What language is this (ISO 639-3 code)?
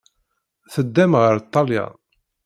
kab